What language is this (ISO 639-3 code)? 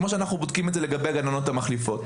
heb